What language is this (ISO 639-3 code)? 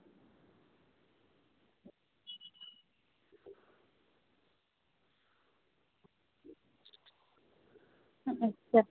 sat